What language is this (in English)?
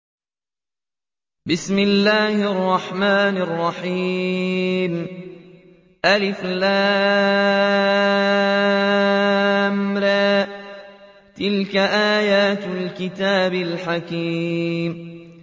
Arabic